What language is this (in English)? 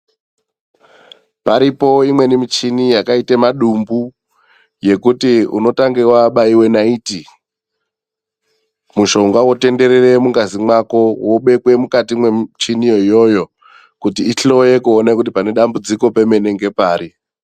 Ndau